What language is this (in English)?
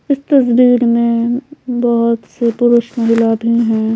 Hindi